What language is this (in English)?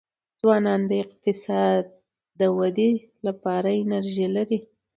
Pashto